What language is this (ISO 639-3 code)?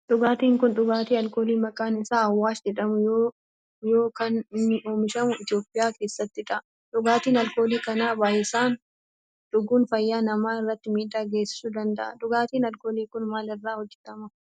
orm